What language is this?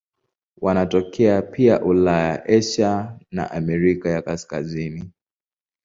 Swahili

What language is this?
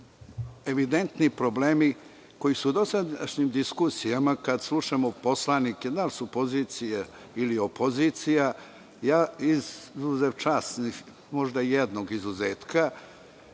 Serbian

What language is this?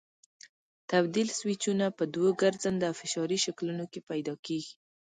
Pashto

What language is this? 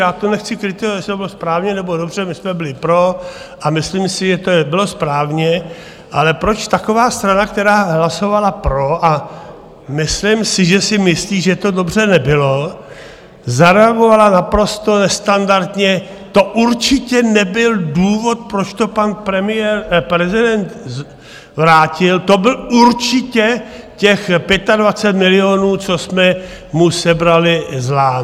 Czech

